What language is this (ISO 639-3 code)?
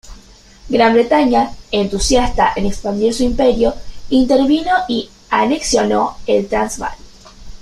spa